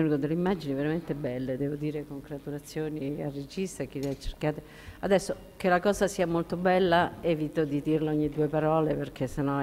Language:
Italian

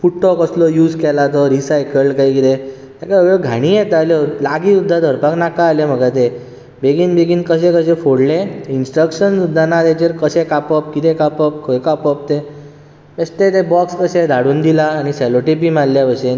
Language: Konkani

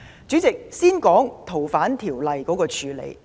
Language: Cantonese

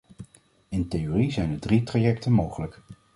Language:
Dutch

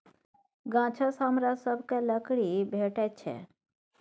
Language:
Maithili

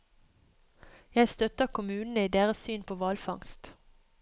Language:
Norwegian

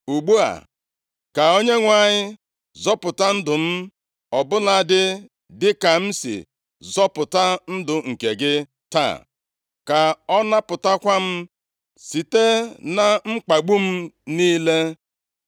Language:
Igbo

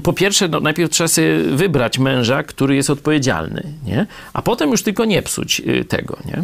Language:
Polish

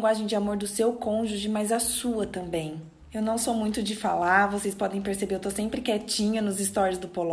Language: Portuguese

